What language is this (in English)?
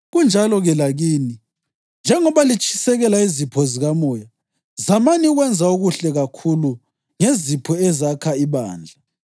North Ndebele